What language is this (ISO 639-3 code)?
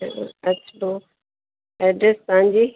snd